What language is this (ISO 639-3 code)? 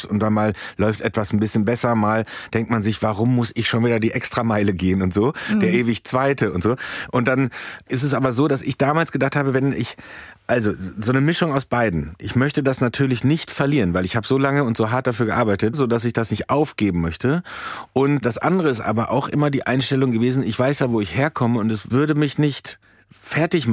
deu